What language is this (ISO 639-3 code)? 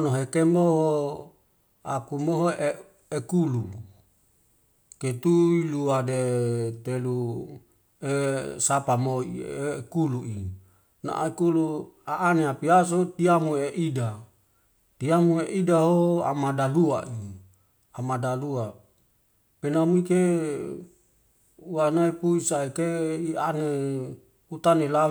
weo